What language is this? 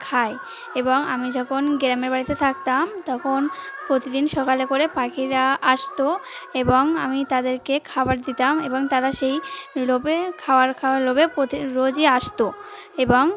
Bangla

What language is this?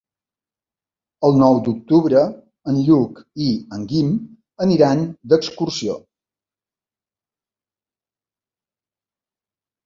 Catalan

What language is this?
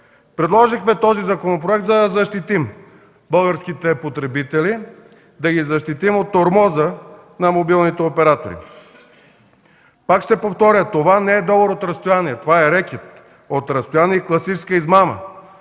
Bulgarian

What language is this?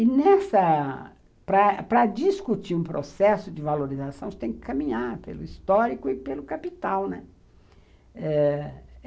Portuguese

